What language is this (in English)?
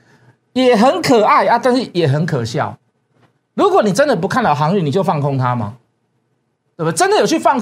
Chinese